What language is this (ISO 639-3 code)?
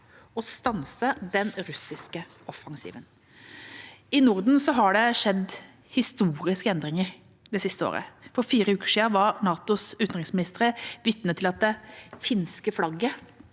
nor